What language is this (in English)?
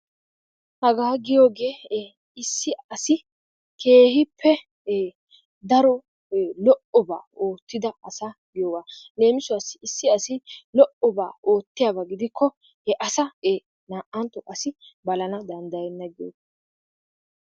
Wolaytta